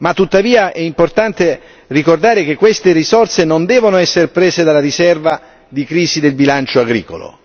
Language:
Italian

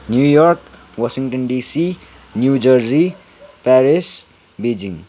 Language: Nepali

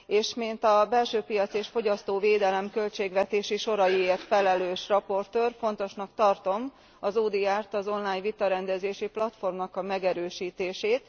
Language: Hungarian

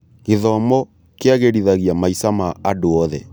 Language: Kikuyu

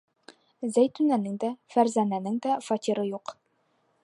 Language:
Bashkir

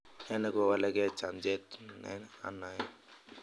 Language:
Kalenjin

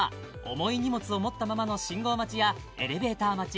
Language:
Japanese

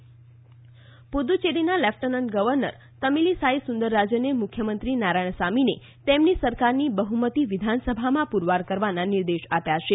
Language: Gujarati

